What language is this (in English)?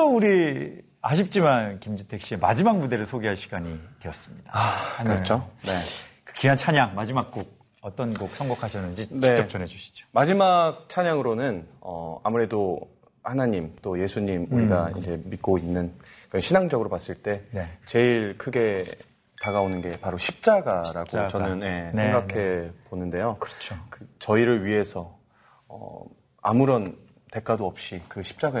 Korean